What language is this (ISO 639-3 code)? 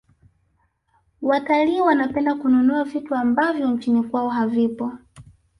swa